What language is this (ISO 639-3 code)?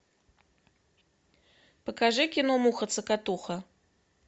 rus